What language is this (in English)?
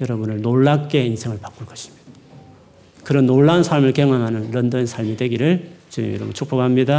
Korean